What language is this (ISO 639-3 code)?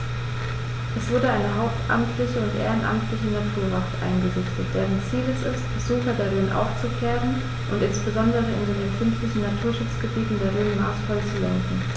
deu